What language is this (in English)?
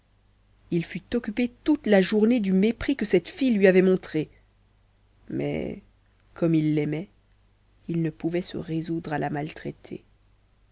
French